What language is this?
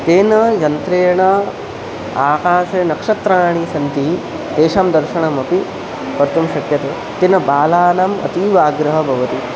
Sanskrit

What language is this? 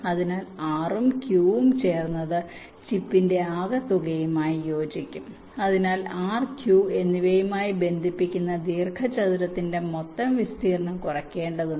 Malayalam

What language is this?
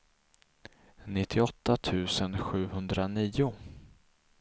Swedish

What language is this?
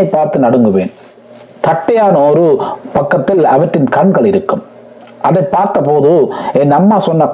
Tamil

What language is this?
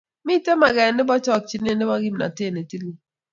Kalenjin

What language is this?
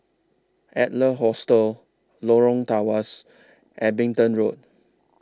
English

